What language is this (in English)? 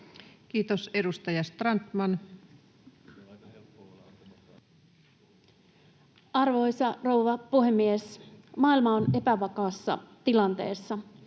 Finnish